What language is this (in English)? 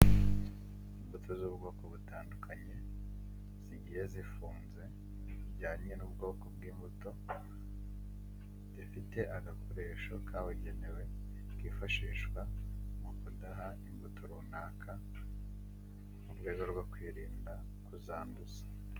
Kinyarwanda